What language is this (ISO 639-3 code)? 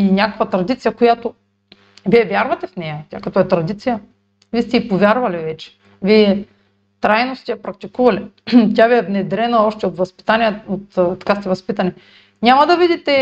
bul